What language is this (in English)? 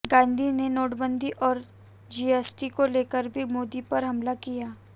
Hindi